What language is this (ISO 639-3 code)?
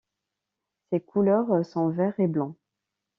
fra